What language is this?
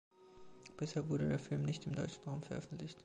German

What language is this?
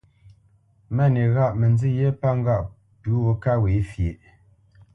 Bamenyam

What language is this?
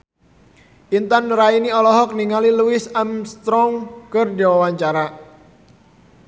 Sundanese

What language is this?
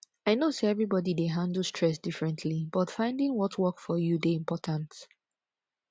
Nigerian Pidgin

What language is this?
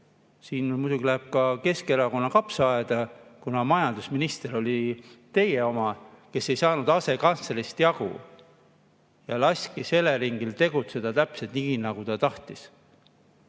Estonian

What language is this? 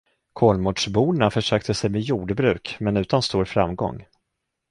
Swedish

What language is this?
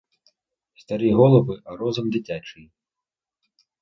Ukrainian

